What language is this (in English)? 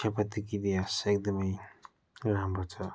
Nepali